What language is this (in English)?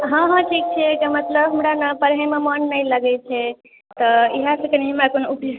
Maithili